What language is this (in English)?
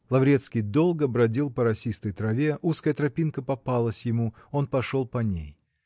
Russian